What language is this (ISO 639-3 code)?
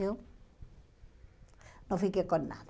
por